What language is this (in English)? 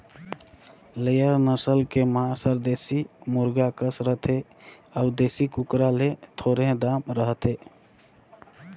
Chhattisgarhi